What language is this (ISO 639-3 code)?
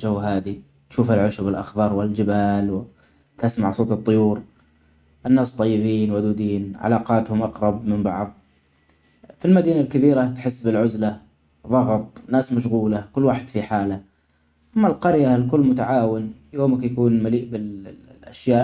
acx